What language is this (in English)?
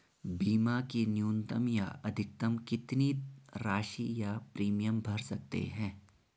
Hindi